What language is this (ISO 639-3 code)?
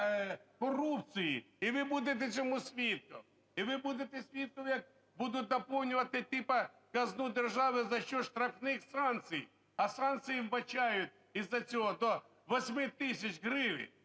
ukr